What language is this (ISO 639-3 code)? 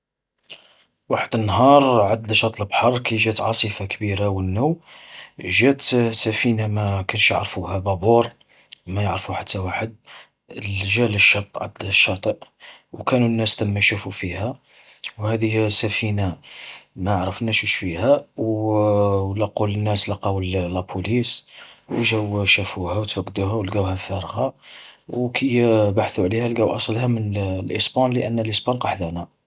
arq